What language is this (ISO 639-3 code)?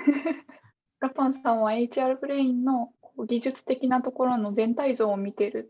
jpn